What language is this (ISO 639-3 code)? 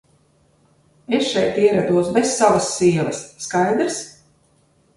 lav